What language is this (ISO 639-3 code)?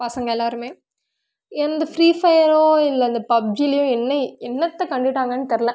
tam